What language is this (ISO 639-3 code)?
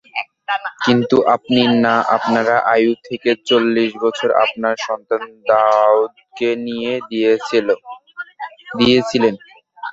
ben